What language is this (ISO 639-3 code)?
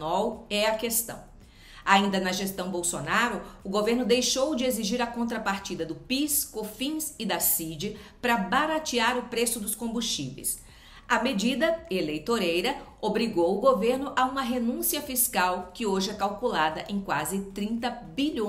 por